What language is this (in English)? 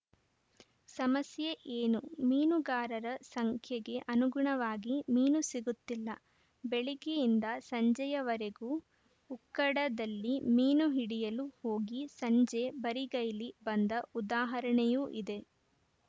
Kannada